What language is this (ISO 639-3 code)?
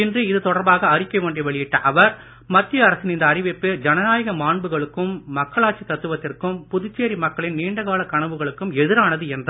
tam